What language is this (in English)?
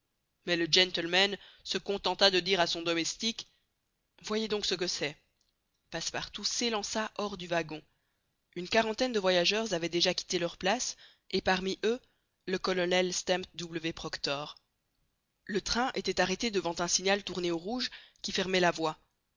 French